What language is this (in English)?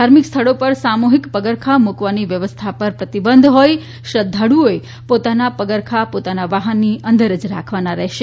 Gujarati